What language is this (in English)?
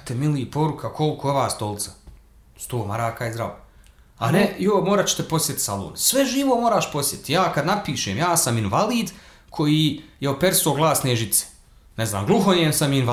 Croatian